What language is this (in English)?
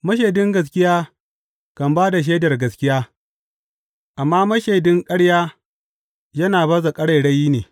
Hausa